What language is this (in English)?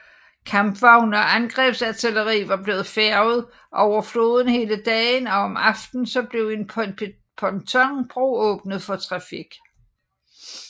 Danish